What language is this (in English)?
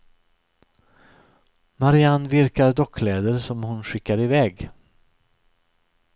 Swedish